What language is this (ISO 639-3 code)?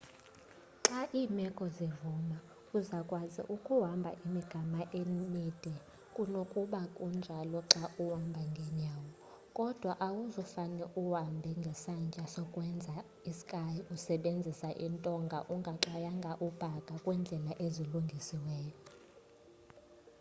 xho